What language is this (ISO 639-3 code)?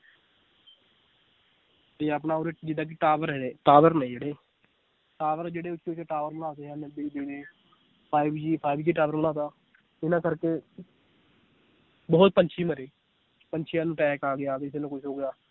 pan